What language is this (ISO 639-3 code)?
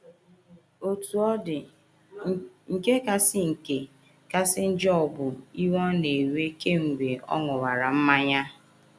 ibo